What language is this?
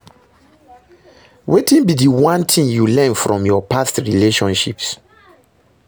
Nigerian Pidgin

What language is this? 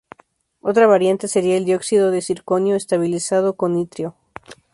Spanish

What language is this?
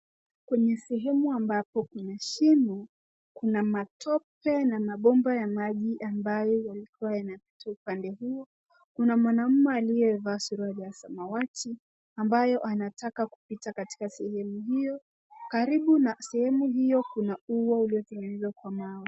Swahili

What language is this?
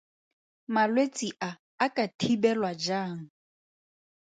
Tswana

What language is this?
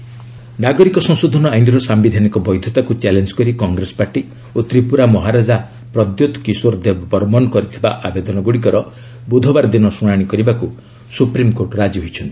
Odia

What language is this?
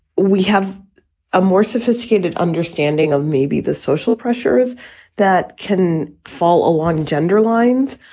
English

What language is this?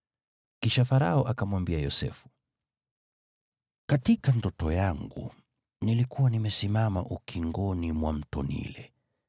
Swahili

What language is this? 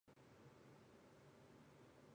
Chinese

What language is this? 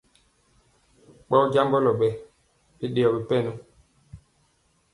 Mpiemo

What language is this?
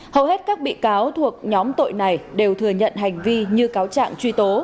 Vietnamese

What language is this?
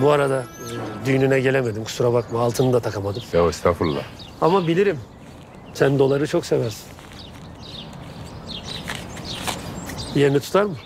Turkish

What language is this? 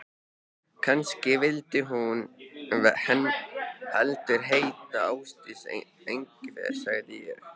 Icelandic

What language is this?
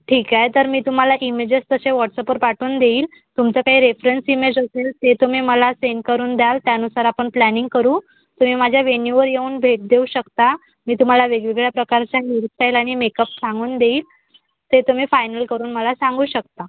Marathi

